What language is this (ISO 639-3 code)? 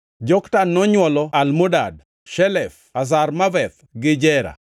luo